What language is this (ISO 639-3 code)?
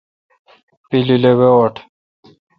xka